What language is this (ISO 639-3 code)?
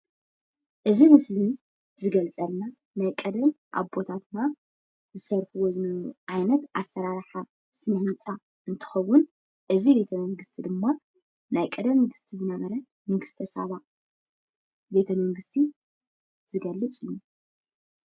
tir